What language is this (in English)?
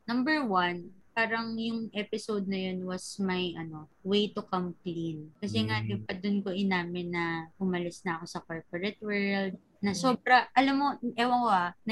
Filipino